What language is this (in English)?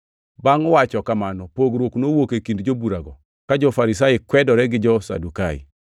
Luo (Kenya and Tanzania)